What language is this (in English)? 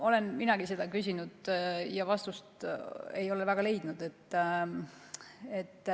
Estonian